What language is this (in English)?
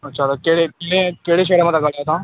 Sindhi